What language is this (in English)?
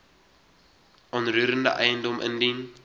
Afrikaans